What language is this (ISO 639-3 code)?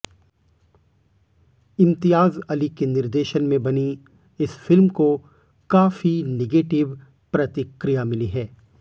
hin